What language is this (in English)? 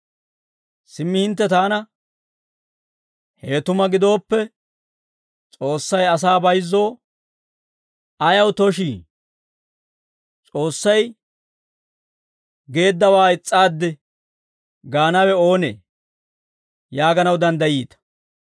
Dawro